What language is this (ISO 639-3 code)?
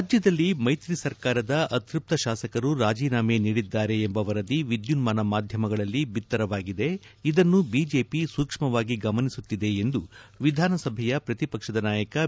kan